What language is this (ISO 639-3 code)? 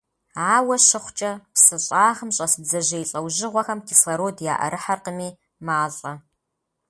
kbd